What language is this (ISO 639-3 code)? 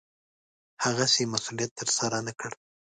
pus